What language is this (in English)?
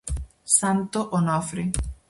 Galician